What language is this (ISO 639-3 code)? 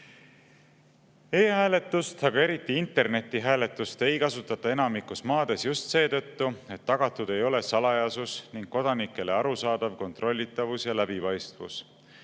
est